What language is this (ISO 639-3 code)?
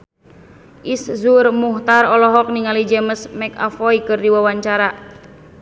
sun